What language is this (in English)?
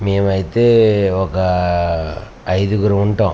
Telugu